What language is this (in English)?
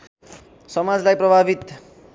Nepali